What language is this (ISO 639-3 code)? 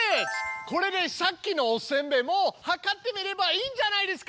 jpn